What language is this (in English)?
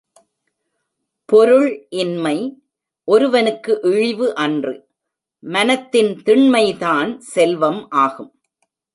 Tamil